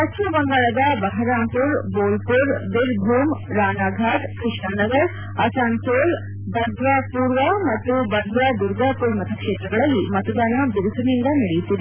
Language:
Kannada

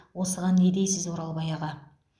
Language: Kazakh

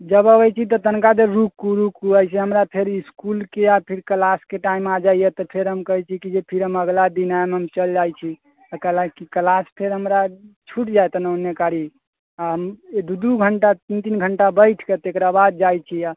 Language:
Maithili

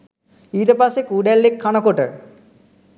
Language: Sinhala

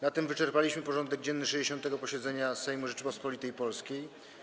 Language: Polish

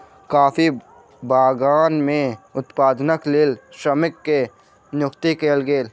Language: Maithili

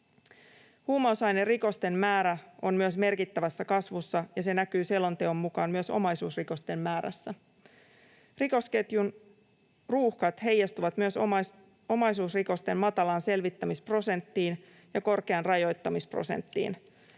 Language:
Finnish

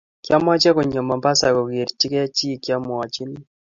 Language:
Kalenjin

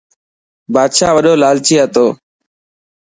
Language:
Dhatki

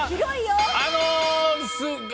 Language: Japanese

